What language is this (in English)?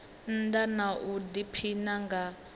Venda